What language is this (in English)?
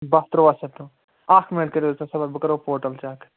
Kashmiri